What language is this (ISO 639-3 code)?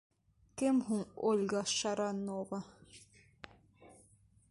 bak